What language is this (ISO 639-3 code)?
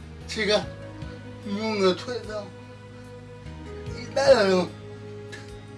kor